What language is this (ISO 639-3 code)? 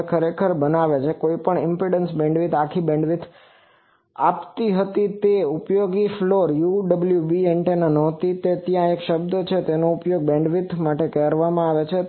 guj